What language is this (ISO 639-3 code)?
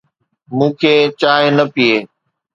snd